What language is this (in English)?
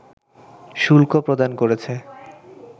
Bangla